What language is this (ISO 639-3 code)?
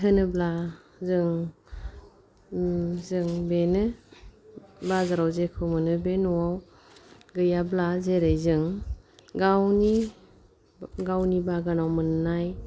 brx